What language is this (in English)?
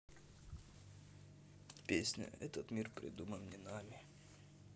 Russian